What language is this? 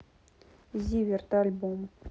Russian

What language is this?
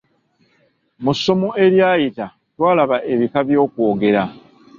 Ganda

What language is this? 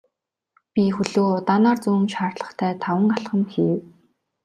Mongolian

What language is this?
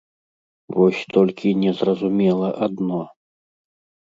Belarusian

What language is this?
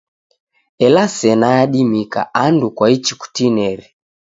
Taita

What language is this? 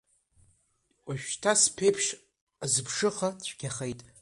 Abkhazian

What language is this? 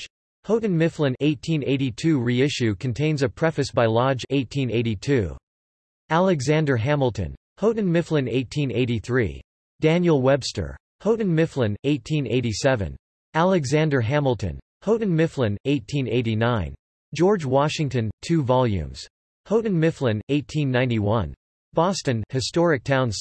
English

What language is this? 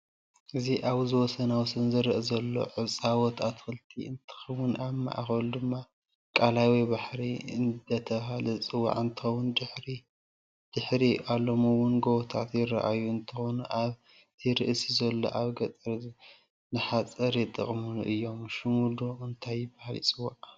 Tigrinya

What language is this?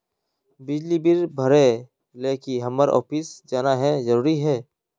Magahi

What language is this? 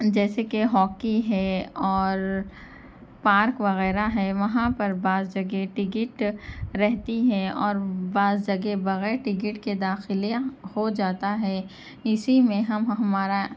Urdu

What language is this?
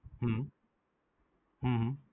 Gujarati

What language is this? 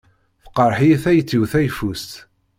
Kabyle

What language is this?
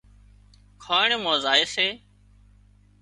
Wadiyara Koli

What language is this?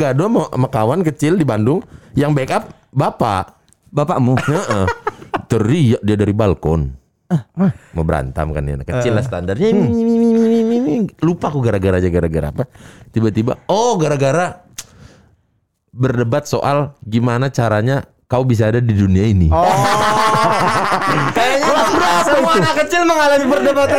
Indonesian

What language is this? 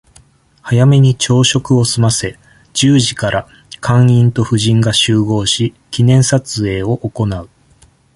Japanese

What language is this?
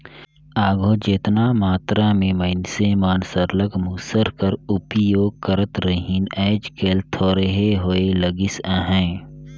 Chhattisgarhi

